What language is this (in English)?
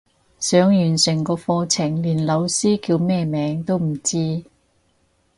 Cantonese